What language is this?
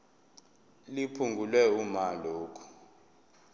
Zulu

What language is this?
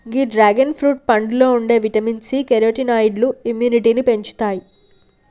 Telugu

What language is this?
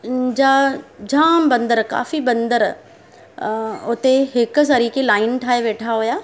Sindhi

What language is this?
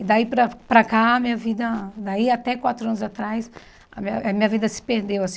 Portuguese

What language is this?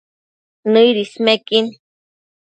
Matsés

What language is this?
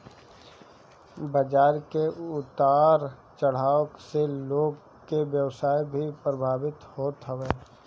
Bhojpuri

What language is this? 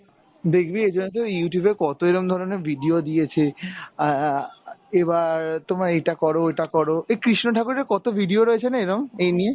Bangla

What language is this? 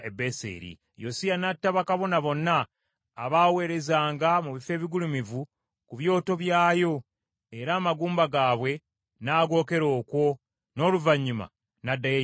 Ganda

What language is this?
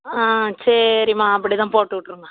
Tamil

